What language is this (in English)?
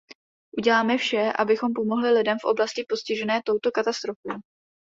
Czech